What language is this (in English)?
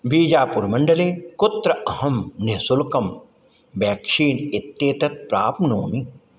Sanskrit